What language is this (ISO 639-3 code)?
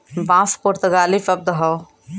bho